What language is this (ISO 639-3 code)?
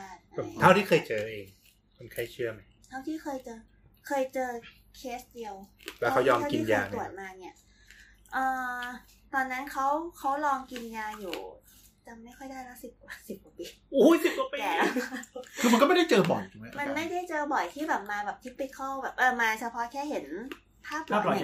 tha